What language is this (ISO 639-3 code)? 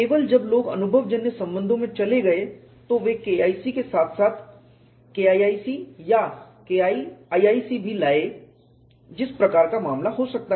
hin